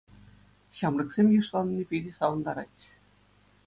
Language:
Chuvash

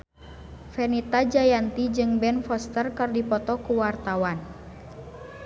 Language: Sundanese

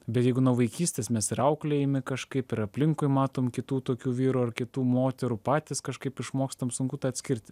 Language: Lithuanian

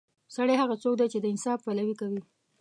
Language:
Pashto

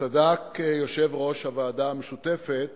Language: Hebrew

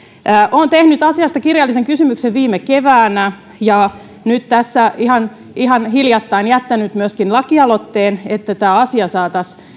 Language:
Finnish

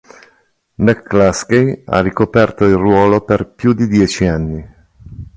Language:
Italian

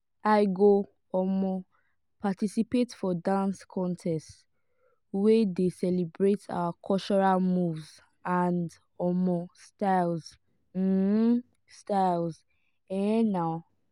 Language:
Nigerian Pidgin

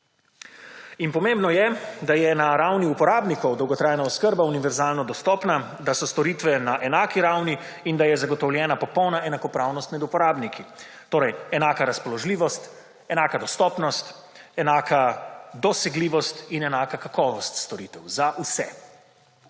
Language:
Slovenian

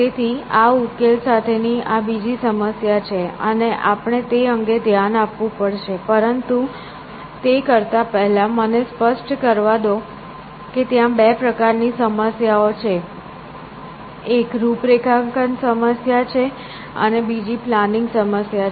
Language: Gujarati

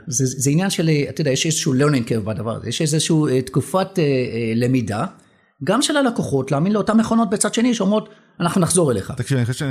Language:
Hebrew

